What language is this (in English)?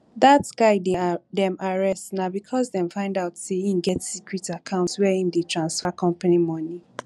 Nigerian Pidgin